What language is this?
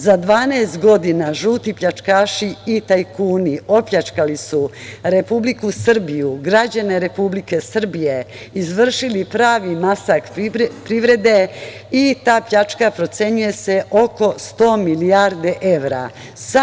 Serbian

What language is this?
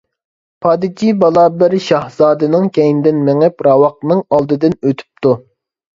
Uyghur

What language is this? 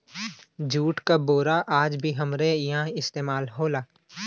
Bhojpuri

